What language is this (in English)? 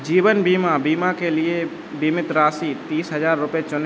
Hindi